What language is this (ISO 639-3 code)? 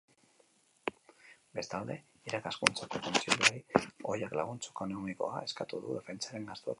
eus